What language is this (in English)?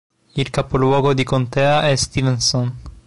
Italian